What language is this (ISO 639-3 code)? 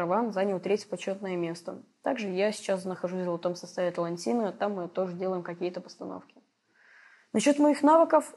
rus